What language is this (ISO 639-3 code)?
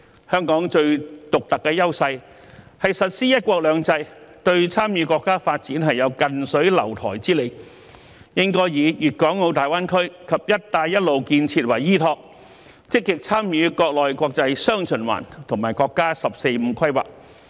yue